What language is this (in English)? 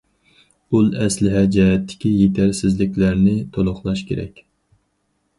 Uyghur